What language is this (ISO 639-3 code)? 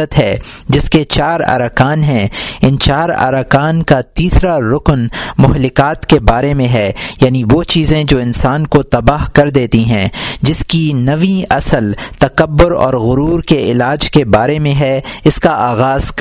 urd